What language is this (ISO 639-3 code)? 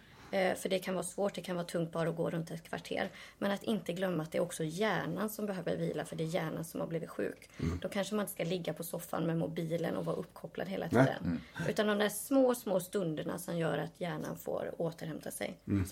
swe